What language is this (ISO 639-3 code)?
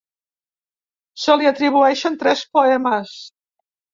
cat